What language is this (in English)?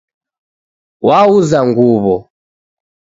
Taita